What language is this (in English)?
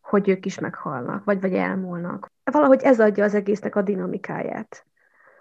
Hungarian